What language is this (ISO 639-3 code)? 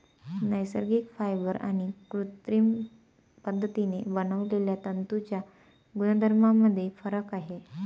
mar